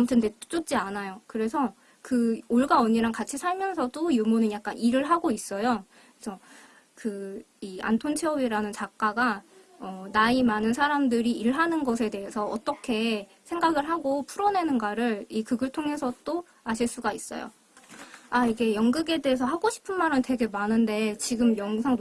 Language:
Korean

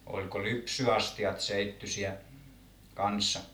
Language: Finnish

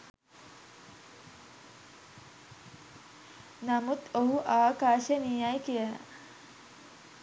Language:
Sinhala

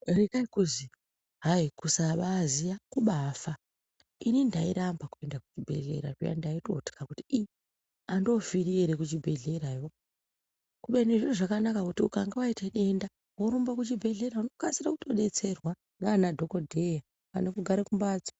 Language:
Ndau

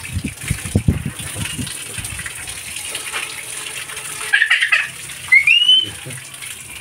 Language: Turkish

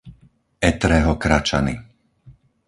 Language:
Slovak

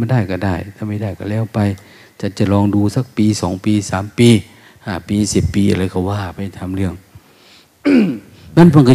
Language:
Thai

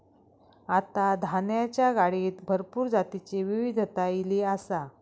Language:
Marathi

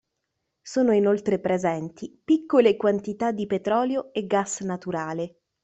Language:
Italian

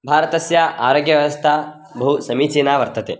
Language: Sanskrit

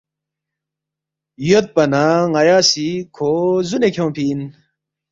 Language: Balti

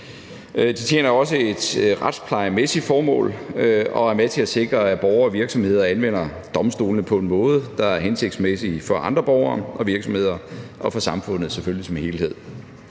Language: Danish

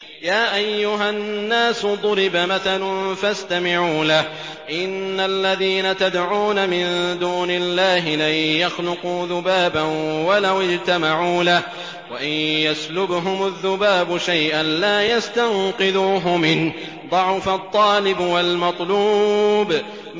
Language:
Arabic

